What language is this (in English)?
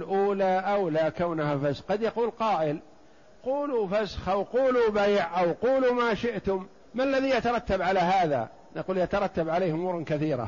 Arabic